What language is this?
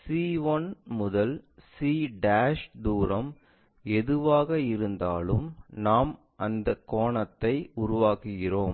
Tamil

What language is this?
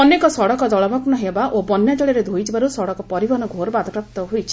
Odia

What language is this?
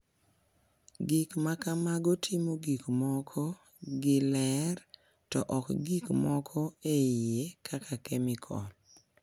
Luo (Kenya and Tanzania)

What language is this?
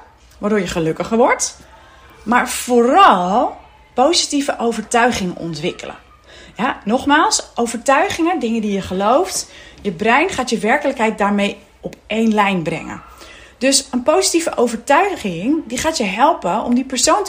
Dutch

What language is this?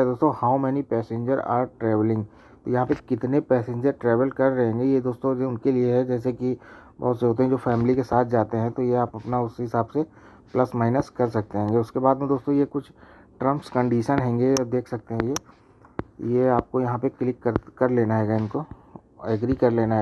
Hindi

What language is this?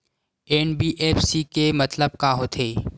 Chhattisgarhi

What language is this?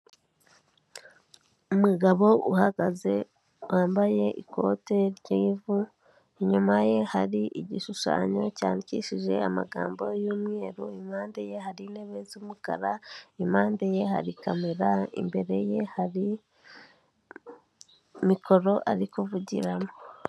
Kinyarwanda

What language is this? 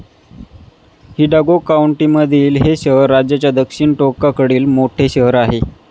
Marathi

